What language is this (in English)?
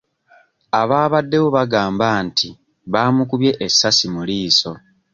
Ganda